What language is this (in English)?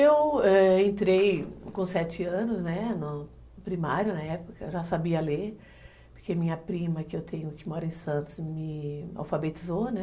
Portuguese